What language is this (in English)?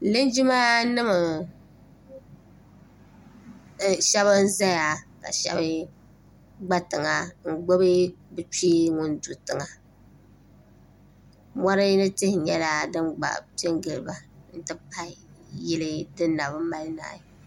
Dagbani